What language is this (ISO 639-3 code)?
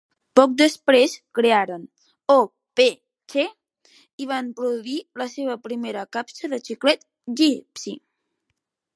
cat